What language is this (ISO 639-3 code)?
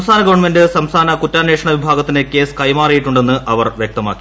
mal